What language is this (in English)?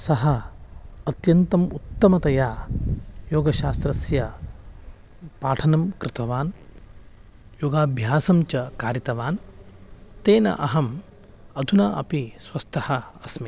Sanskrit